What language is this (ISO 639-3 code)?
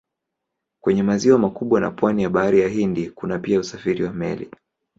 swa